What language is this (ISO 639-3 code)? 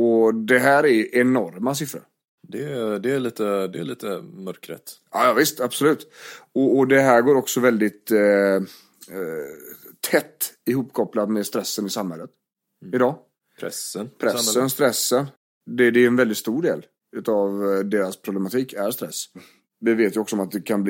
swe